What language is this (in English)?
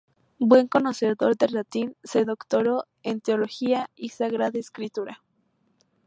Spanish